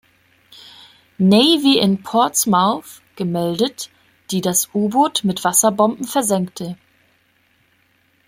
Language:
German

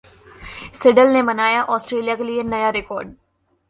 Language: Hindi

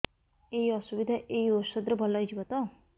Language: Odia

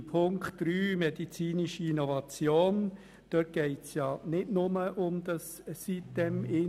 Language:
Swiss German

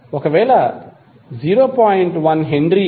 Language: Telugu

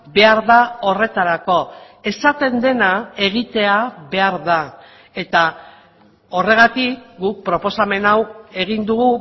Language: Basque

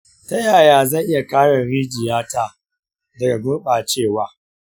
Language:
Hausa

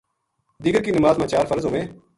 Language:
Gujari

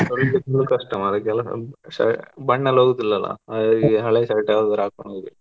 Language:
Kannada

